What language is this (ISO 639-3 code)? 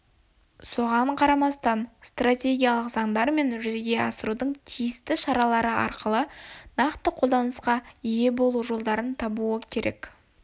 kaz